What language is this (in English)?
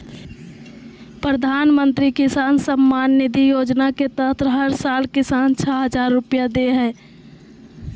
Magahi